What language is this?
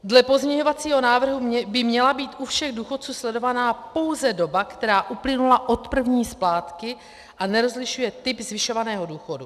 Czech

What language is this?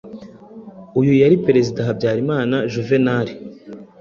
Kinyarwanda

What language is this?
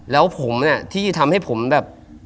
Thai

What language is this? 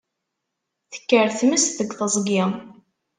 Kabyle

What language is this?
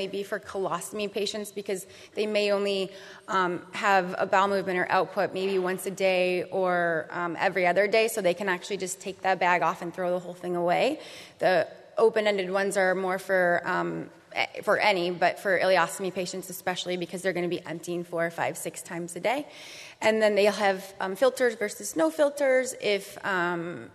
English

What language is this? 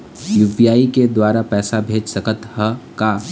Chhattisgarhi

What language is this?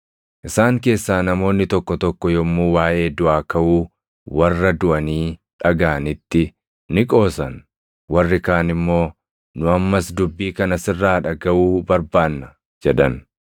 Oromo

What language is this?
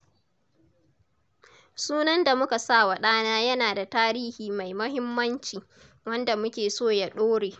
Hausa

